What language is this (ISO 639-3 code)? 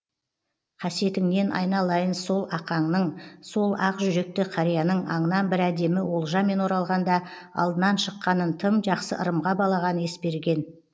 kaz